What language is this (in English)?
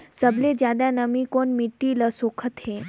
Chhattisgarhi